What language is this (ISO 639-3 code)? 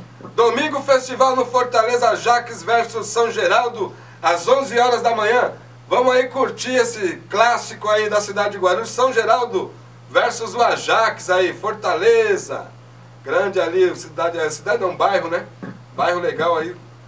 por